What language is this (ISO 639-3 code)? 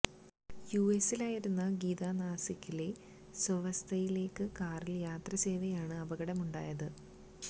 mal